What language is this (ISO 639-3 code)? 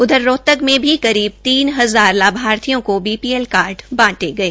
hin